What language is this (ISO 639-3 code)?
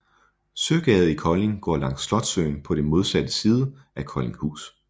dan